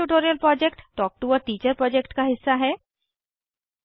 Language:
Hindi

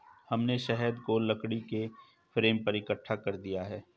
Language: Hindi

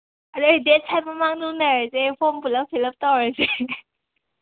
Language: Manipuri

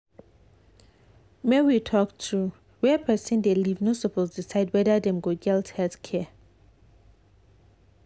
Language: Nigerian Pidgin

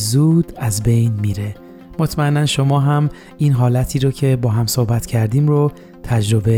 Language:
Persian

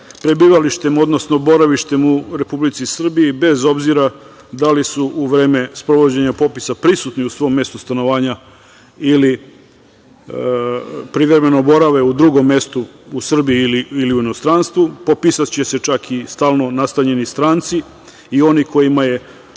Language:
Serbian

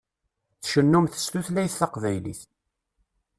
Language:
Kabyle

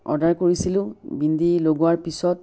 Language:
Assamese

